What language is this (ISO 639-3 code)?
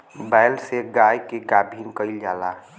bho